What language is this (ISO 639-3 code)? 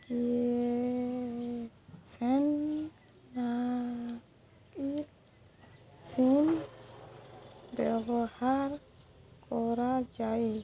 ori